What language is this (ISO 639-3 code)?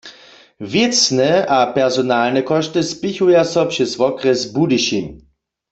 hsb